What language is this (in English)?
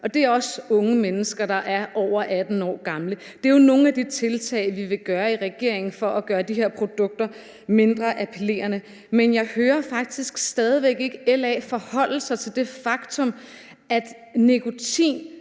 Danish